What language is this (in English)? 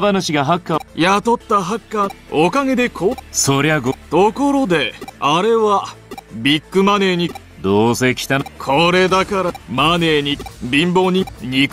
Japanese